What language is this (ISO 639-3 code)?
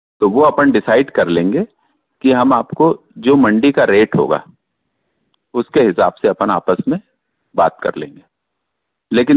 hin